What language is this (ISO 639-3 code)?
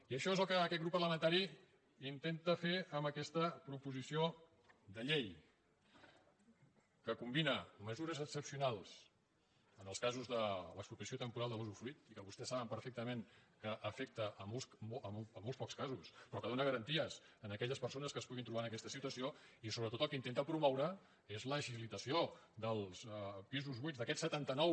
cat